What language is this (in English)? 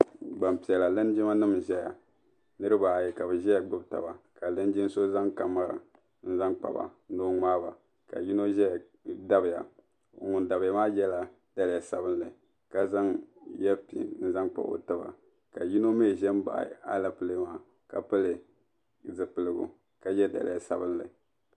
Dagbani